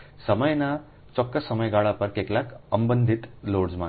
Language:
Gujarati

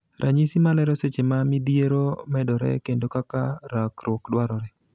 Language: Luo (Kenya and Tanzania)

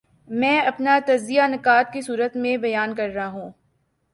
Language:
Urdu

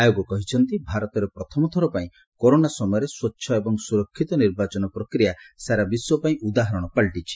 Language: Odia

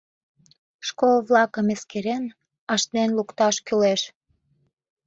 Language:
Mari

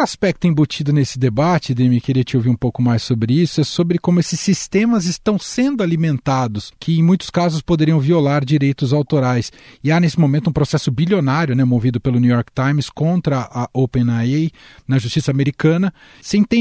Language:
Portuguese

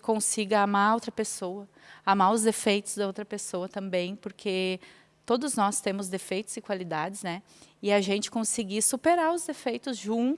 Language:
Portuguese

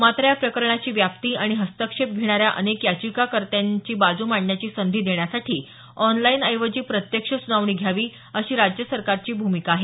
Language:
Marathi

